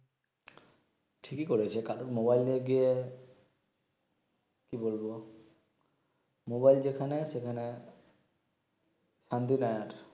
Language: Bangla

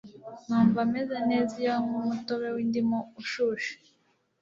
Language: Kinyarwanda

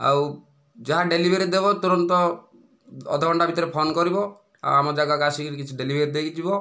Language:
Odia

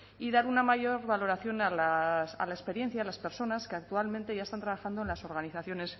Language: Spanish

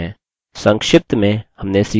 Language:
Hindi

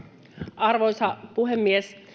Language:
Finnish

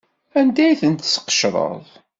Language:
Kabyle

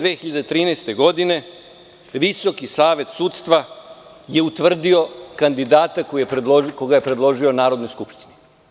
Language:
Serbian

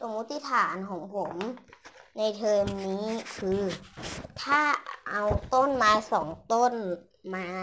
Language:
Thai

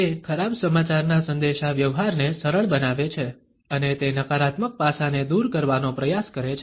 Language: Gujarati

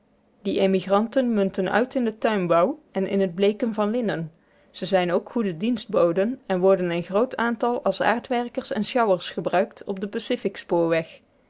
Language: Dutch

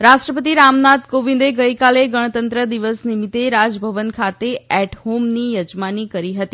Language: Gujarati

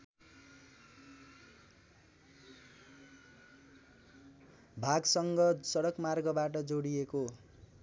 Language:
Nepali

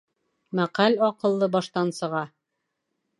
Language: Bashkir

